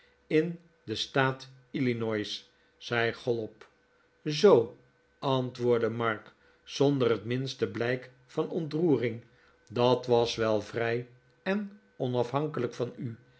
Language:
Dutch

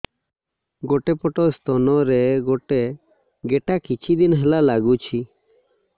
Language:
Odia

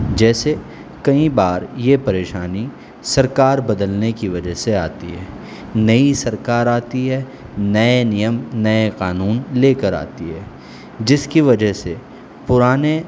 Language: Urdu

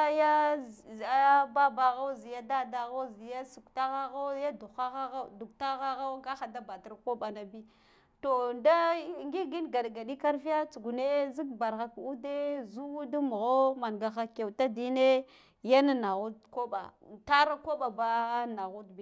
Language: Guduf-Gava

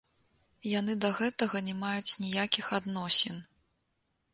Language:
Belarusian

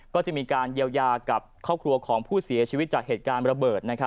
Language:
Thai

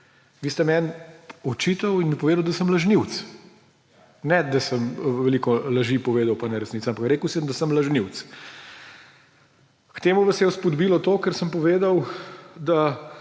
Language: Slovenian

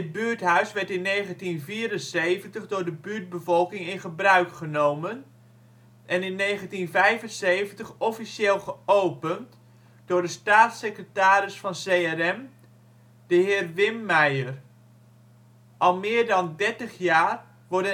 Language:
Dutch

